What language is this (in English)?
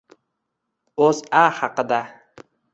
Uzbek